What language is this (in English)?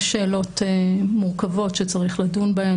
Hebrew